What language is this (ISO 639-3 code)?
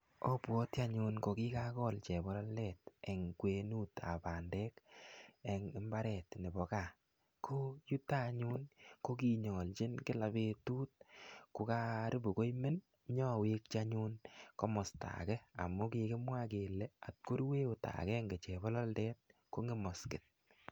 kln